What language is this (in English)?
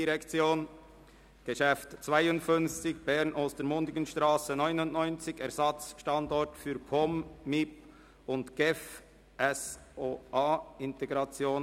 Swiss German